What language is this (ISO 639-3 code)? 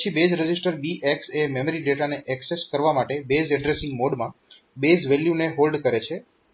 guj